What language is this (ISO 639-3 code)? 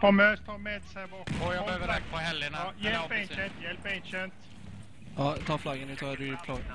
swe